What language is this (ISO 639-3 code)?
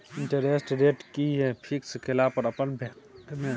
mai